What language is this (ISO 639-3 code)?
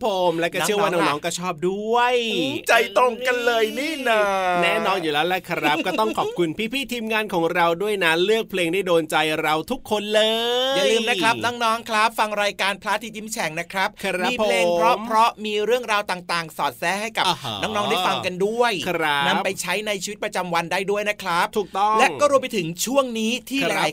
tha